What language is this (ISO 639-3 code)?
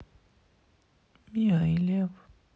rus